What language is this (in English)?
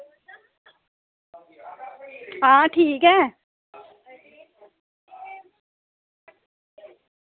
Dogri